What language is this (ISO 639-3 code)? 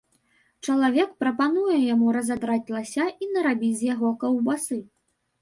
bel